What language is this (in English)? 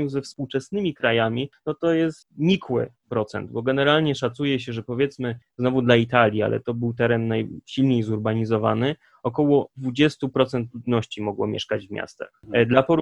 Polish